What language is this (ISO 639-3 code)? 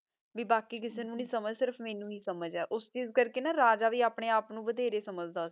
pan